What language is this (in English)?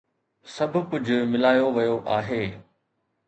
Sindhi